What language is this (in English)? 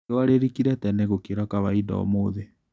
Kikuyu